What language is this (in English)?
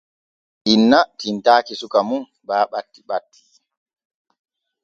Borgu Fulfulde